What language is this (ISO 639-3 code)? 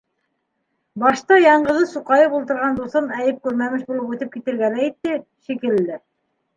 bak